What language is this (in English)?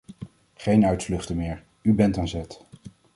Dutch